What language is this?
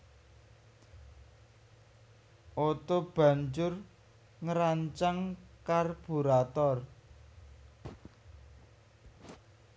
Javanese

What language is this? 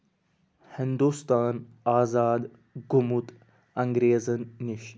Kashmiri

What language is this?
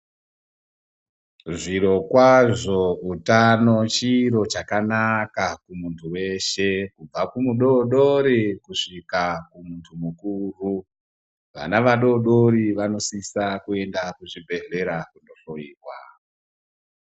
Ndau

